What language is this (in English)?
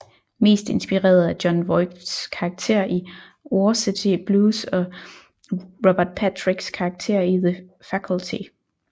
Danish